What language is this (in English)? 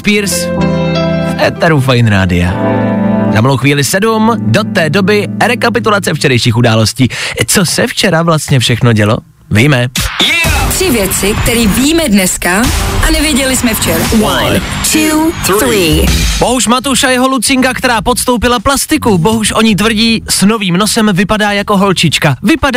Czech